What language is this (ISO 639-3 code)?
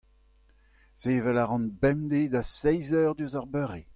bre